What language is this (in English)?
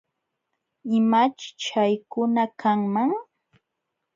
Jauja Wanca Quechua